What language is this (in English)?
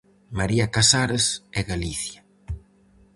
Galician